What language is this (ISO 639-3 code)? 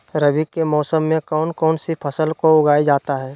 mag